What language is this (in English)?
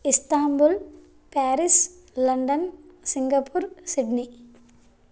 Sanskrit